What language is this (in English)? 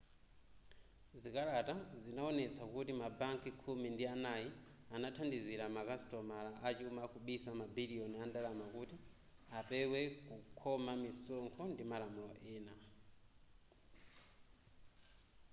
Nyanja